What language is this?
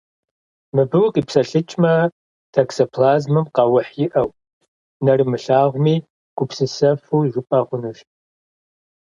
Kabardian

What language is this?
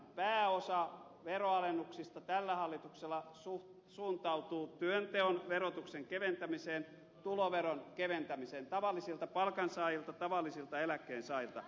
Finnish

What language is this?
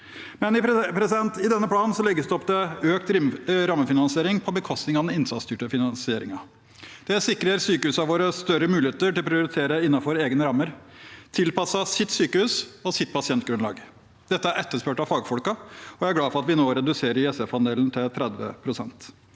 Norwegian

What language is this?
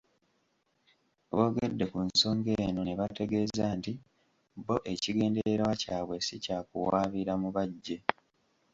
Ganda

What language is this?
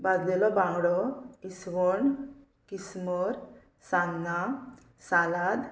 Konkani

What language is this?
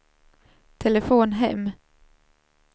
Swedish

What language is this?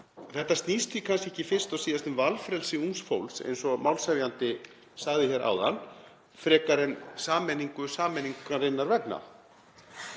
Icelandic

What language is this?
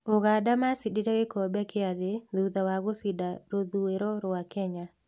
Kikuyu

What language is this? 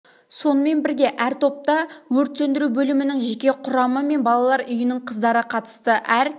Kazakh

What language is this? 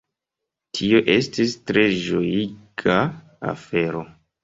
Esperanto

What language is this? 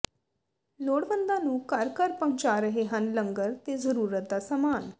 Punjabi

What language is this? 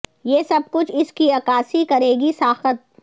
Urdu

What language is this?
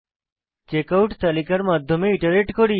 Bangla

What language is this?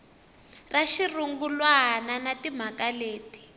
Tsonga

